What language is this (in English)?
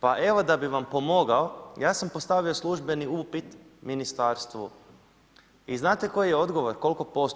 Croatian